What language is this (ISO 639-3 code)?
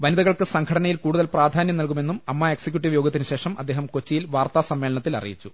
mal